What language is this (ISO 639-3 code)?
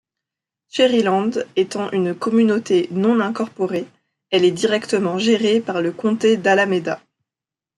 fra